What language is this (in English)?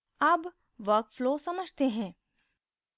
Hindi